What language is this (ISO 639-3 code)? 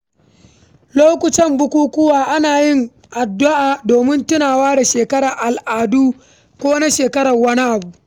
hau